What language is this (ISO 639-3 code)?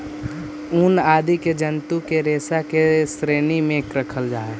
mag